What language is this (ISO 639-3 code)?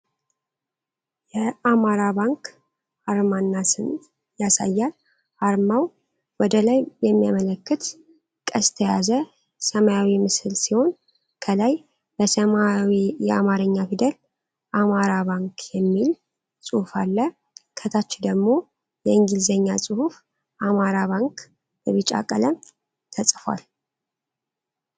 amh